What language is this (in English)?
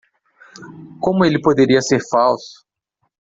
Portuguese